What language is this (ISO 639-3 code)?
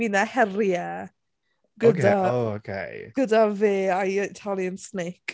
cym